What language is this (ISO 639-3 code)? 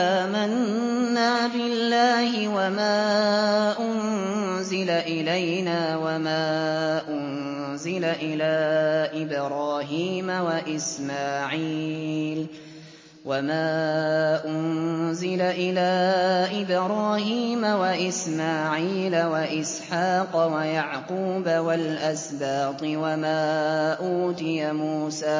ara